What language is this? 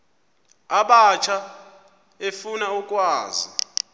Xhosa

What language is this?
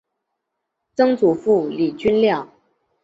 Chinese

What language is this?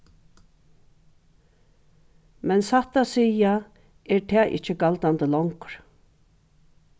Faroese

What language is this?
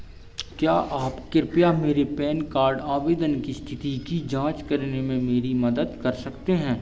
Hindi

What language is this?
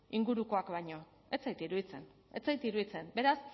Basque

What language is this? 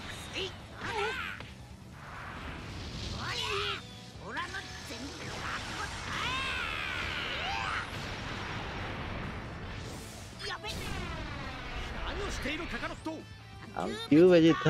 Indonesian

